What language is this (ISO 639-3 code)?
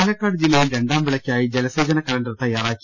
mal